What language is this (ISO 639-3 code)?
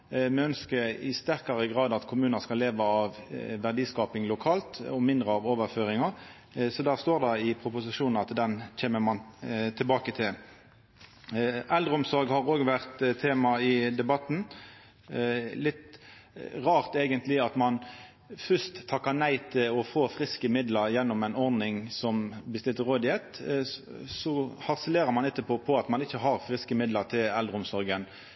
nno